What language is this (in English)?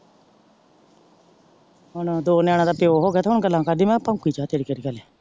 Punjabi